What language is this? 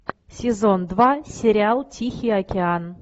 Russian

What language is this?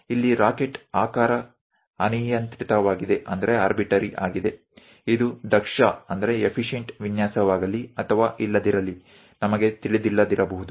Gujarati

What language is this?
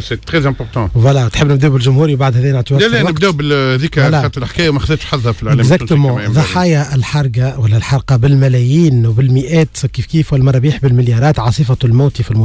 Arabic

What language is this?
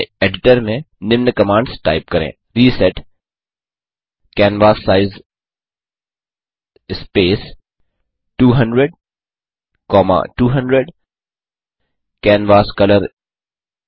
Hindi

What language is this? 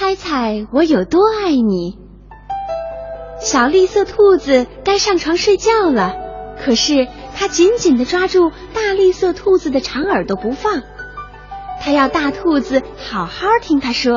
Chinese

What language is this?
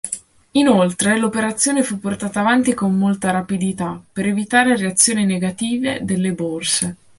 Italian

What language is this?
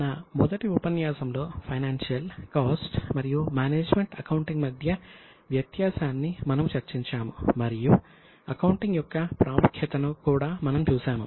Telugu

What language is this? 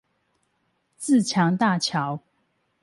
Chinese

